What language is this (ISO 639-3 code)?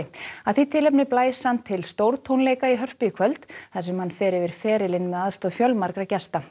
isl